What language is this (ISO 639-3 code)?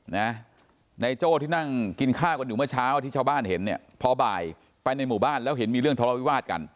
tha